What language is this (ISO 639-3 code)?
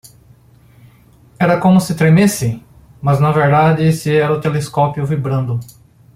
por